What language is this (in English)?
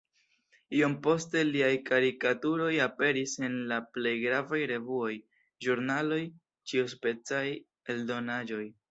Esperanto